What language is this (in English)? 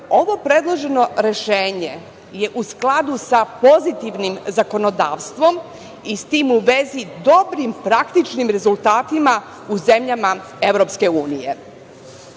Serbian